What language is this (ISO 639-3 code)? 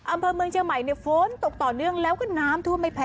tha